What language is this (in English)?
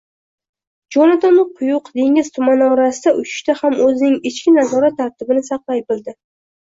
Uzbek